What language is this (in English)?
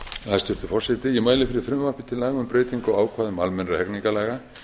Icelandic